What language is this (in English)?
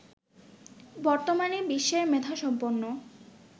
Bangla